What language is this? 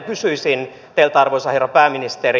Finnish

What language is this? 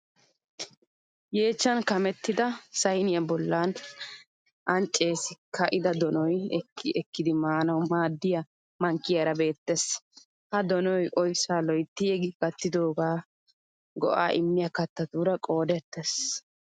Wolaytta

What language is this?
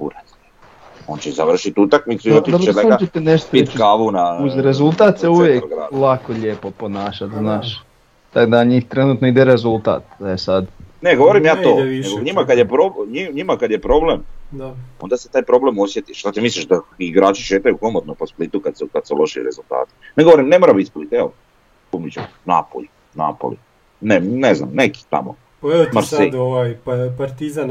Croatian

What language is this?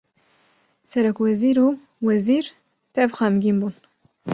Kurdish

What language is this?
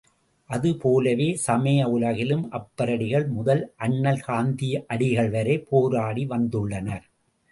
Tamil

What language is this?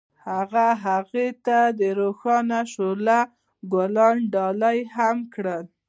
Pashto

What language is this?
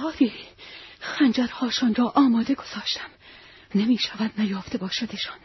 Persian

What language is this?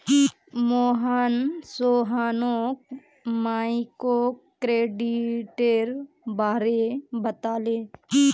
Magahi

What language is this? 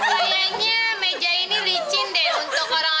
Indonesian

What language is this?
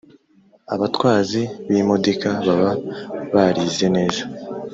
Kinyarwanda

